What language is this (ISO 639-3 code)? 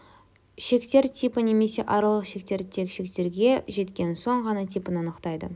kaz